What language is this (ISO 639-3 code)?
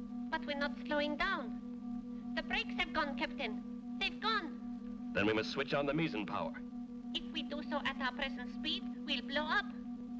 eng